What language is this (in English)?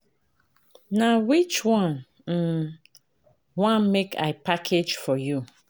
Nigerian Pidgin